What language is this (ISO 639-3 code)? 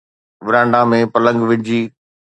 snd